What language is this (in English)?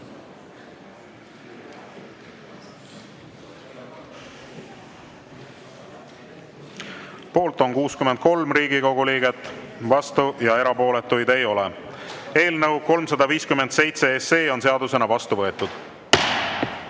Estonian